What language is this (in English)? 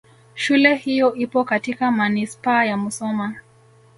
Swahili